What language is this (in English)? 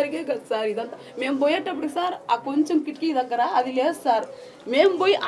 Telugu